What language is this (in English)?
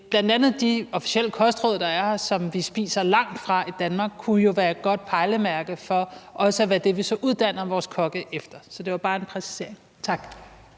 Danish